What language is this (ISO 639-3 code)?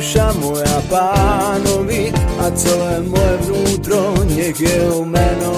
slk